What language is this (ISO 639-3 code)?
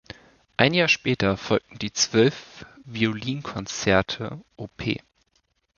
deu